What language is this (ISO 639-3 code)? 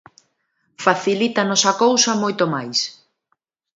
glg